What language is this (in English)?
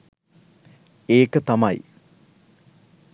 Sinhala